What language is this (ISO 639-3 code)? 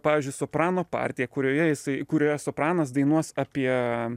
lit